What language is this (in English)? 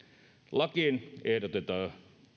Finnish